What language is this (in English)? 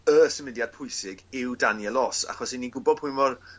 Welsh